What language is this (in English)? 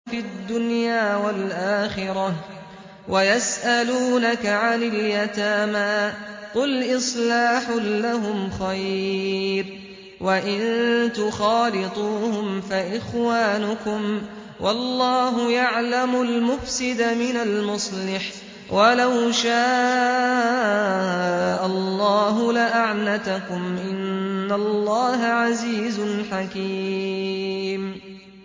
Arabic